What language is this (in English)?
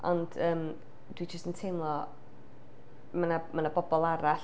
Welsh